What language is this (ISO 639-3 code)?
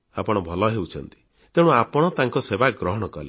ori